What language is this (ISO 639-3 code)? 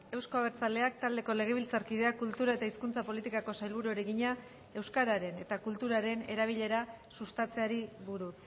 eus